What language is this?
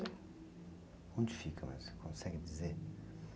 Portuguese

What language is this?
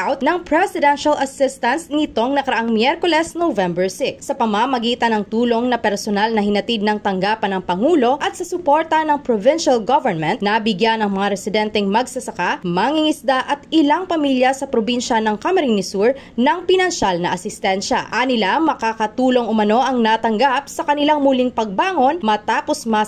Filipino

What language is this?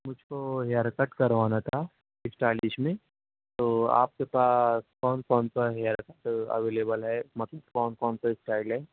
Urdu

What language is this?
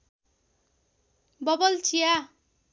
Nepali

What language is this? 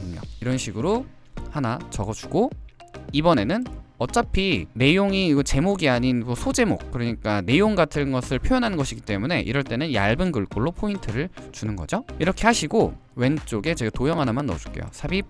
Korean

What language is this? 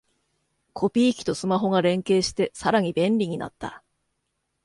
Japanese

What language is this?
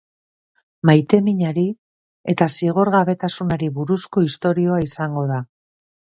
Basque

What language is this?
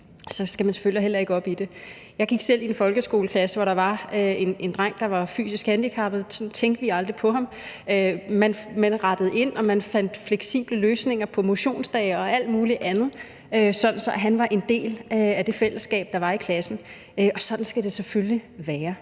Danish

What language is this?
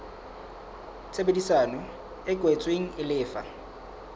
Southern Sotho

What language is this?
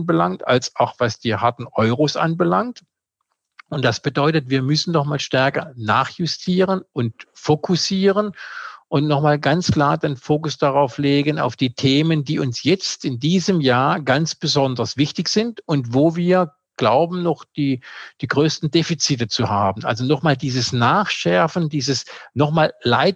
German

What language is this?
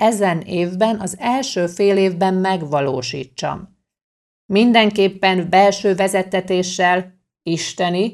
Hungarian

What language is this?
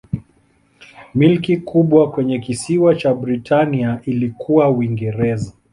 Swahili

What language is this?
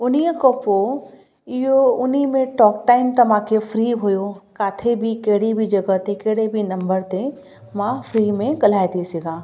Sindhi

